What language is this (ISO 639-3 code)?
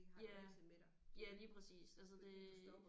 dan